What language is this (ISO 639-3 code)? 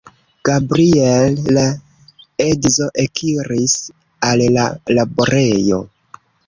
epo